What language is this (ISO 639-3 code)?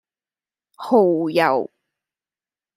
yue